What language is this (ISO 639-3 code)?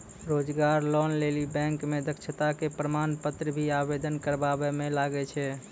mai